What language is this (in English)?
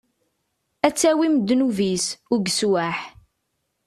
Kabyle